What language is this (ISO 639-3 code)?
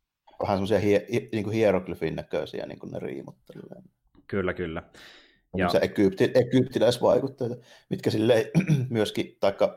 fin